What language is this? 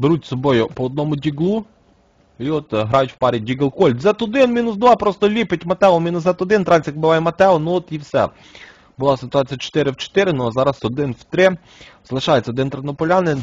Ukrainian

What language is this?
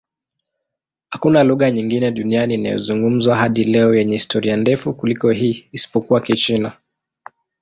Swahili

